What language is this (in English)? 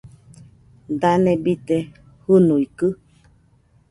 Nüpode Huitoto